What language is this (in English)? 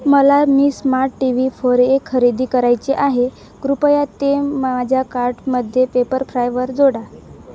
Marathi